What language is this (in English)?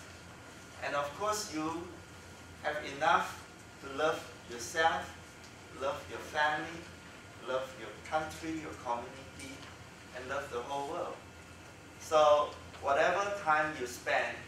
English